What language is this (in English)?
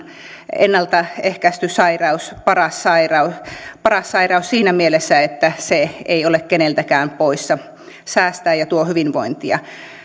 Finnish